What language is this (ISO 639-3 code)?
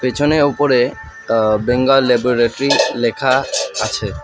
ben